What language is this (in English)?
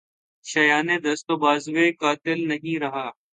Urdu